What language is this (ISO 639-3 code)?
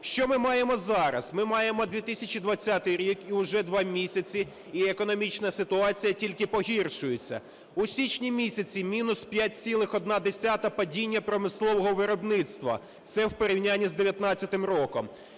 ukr